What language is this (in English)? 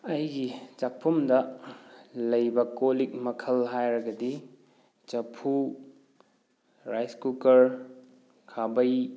Manipuri